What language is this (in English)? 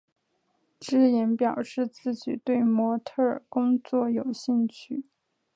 Chinese